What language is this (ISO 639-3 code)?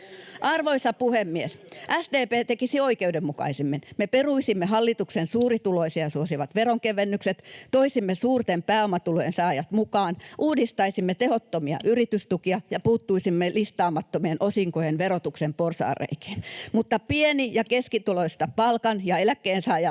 fin